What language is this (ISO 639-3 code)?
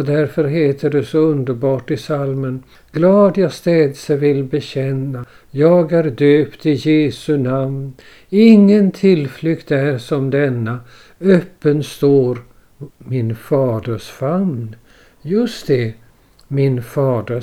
swe